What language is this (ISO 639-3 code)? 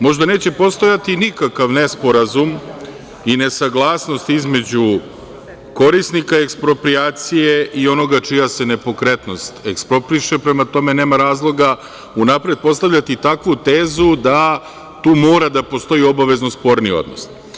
srp